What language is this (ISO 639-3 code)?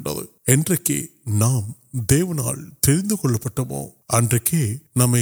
urd